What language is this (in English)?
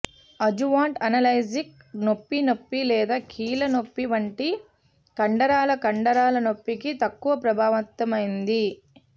Telugu